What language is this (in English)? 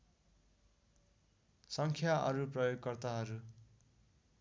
Nepali